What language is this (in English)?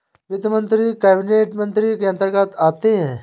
Hindi